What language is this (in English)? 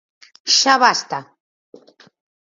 Galician